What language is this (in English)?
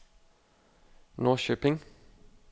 Danish